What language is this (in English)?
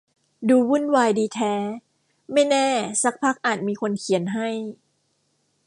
Thai